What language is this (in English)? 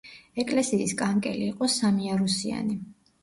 Georgian